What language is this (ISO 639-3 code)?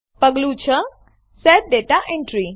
guj